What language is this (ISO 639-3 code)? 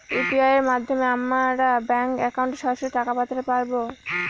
ben